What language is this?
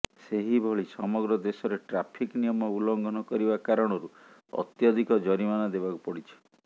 Odia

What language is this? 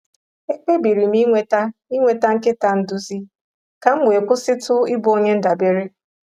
Igbo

